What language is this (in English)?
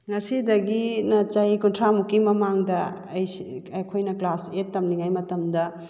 Manipuri